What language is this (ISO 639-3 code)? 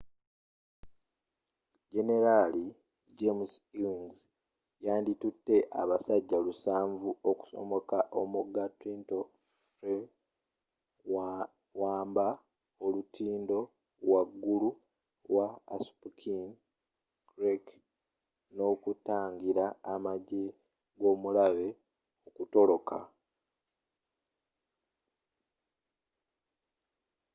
lug